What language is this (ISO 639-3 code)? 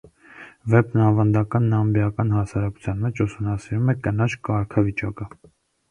hye